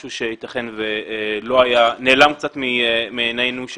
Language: Hebrew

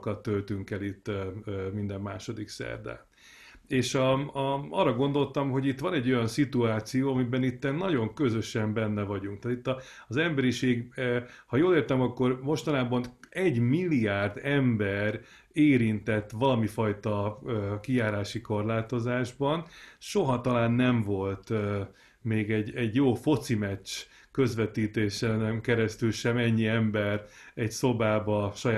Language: Hungarian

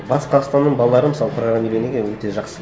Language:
Kazakh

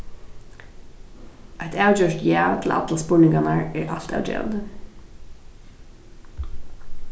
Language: Faroese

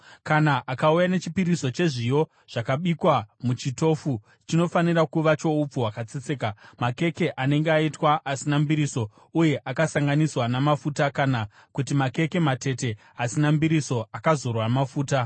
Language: Shona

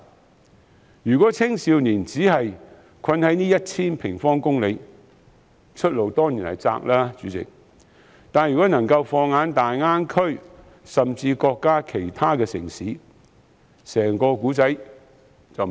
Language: Cantonese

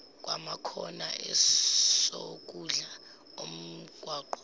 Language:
Zulu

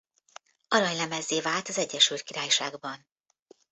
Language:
Hungarian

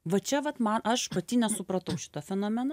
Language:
Lithuanian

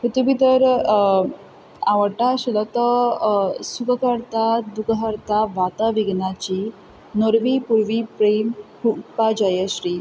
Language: Konkani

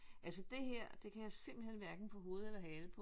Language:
Danish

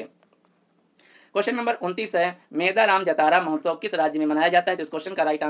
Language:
Hindi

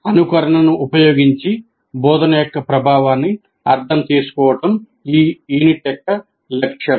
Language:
Telugu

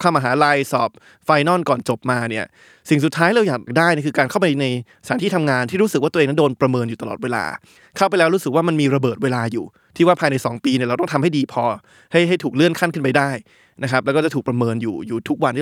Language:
Thai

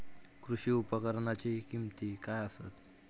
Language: Marathi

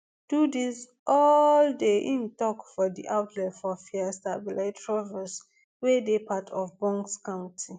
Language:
Nigerian Pidgin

